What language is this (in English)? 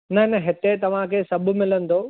Sindhi